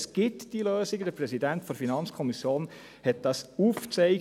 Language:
Swiss German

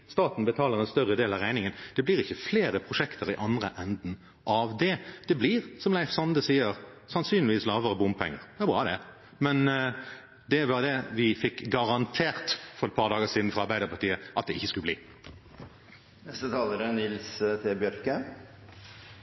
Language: Norwegian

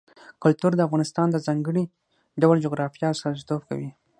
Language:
Pashto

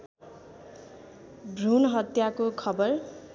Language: Nepali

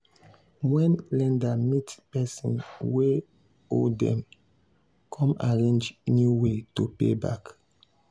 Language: Nigerian Pidgin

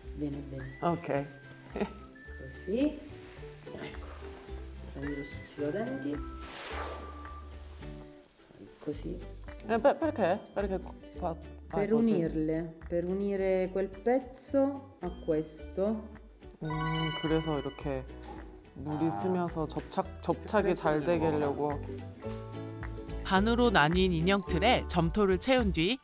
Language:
Korean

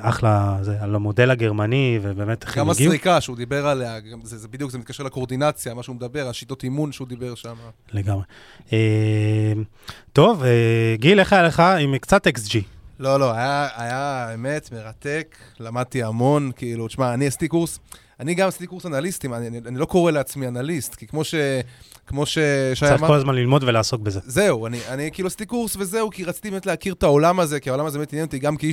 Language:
Hebrew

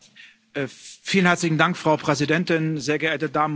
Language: German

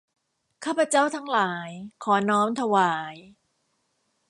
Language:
Thai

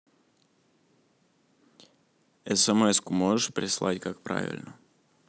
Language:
Russian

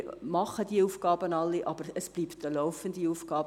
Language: Swiss German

